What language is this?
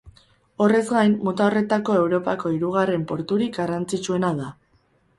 Basque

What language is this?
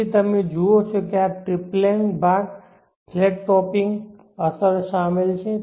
Gujarati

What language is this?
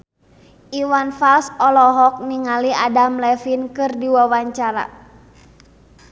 Sundanese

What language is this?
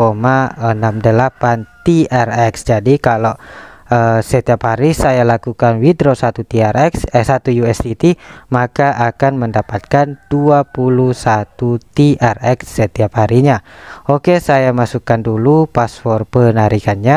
Indonesian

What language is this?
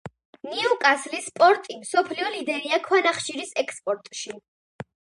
Georgian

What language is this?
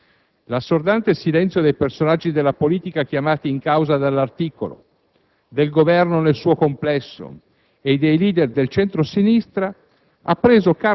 Italian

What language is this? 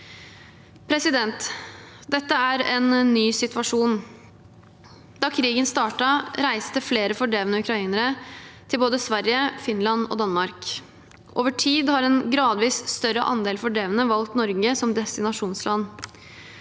Norwegian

